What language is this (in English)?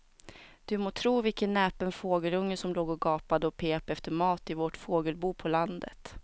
Swedish